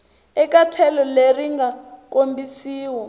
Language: Tsonga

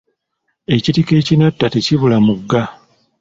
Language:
Ganda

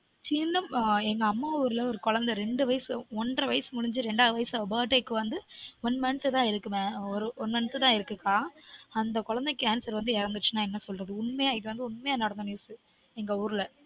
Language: Tamil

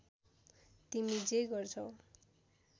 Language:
Nepali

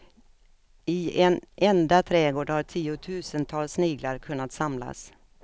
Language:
Swedish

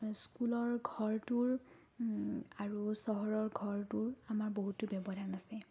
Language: Assamese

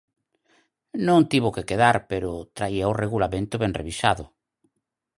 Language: Galician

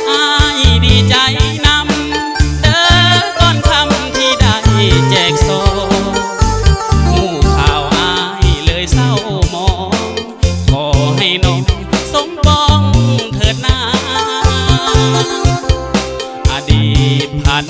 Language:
Thai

